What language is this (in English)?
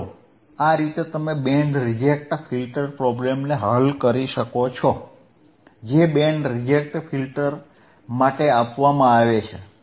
Gujarati